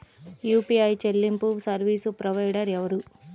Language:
Telugu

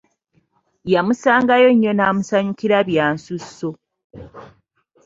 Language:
Ganda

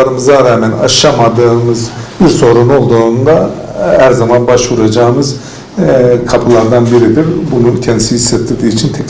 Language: Turkish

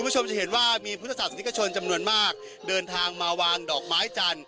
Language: Thai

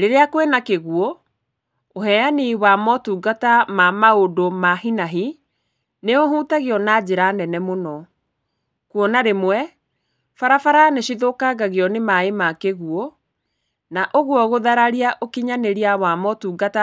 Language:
Kikuyu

